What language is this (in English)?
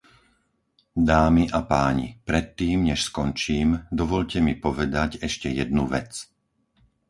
Slovak